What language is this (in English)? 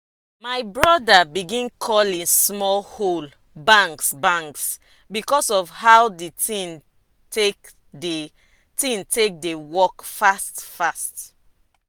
Nigerian Pidgin